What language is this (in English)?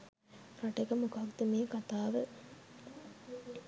Sinhala